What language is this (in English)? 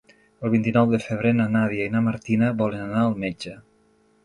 Catalan